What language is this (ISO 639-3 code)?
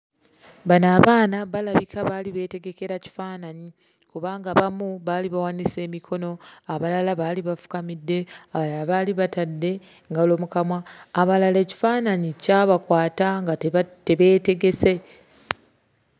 lug